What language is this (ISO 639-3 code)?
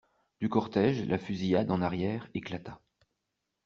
fra